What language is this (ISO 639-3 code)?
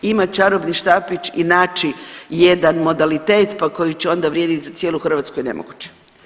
hrv